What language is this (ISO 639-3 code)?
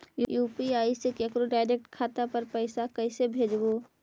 mag